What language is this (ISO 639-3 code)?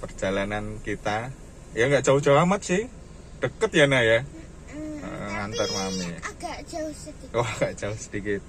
ind